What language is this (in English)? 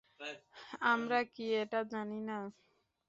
Bangla